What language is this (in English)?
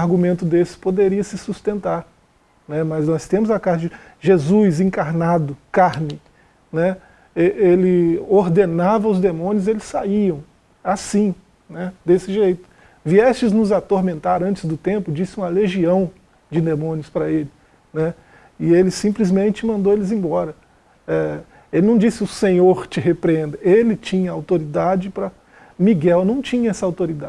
Portuguese